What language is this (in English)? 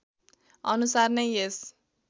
Nepali